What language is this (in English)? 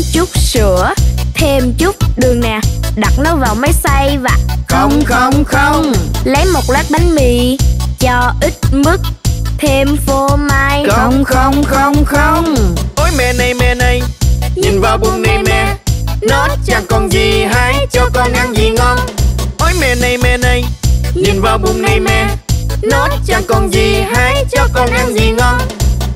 Vietnamese